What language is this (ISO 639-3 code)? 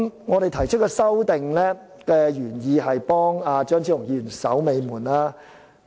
yue